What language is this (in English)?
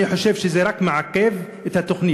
Hebrew